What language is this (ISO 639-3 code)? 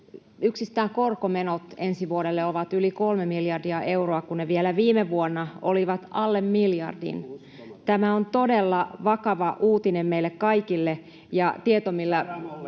fin